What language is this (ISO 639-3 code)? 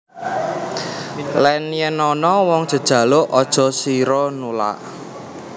jav